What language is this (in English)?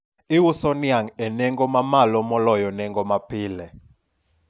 Luo (Kenya and Tanzania)